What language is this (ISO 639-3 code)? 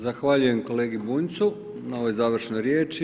hrv